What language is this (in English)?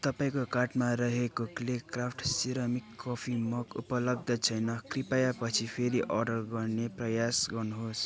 Nepali